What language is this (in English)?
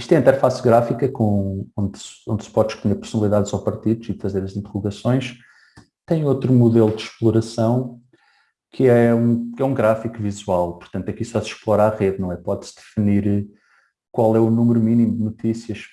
Portuguese